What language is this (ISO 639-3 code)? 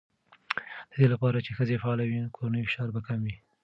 pus